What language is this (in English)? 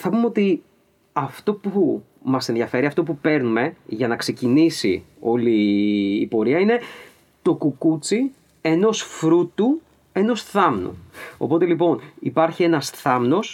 Greek